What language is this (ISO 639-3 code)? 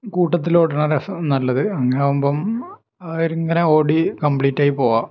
mal